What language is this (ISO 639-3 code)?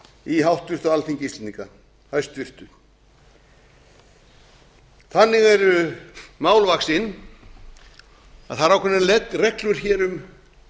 isl